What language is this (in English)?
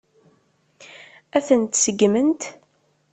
Kabyle